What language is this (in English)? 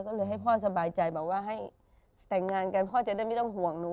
Thai